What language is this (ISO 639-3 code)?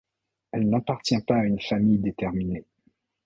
fra